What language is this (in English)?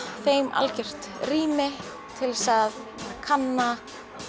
Icelandic